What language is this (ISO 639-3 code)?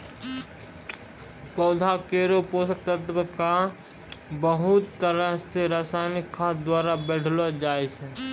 mai